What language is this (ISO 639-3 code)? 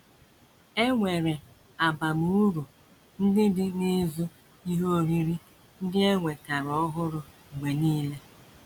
ibo